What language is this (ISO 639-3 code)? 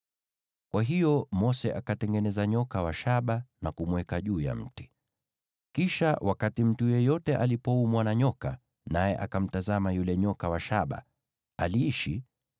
swa